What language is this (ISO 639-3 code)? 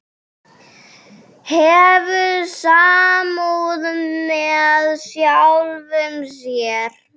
isl